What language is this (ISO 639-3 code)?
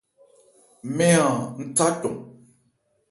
ebr